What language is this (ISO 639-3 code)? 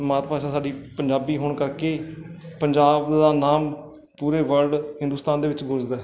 pan